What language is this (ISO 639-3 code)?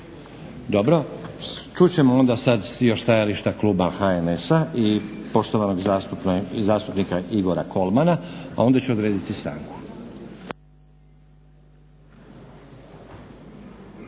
hrv